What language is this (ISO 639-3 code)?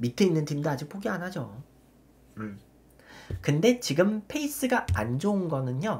kor